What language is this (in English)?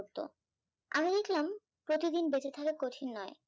Bangla